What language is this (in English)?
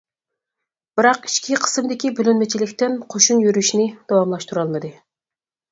Uyghur